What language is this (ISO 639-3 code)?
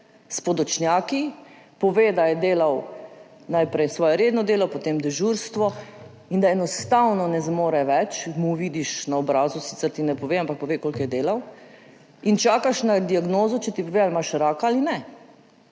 slv